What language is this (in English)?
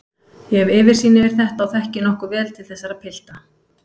Icelandic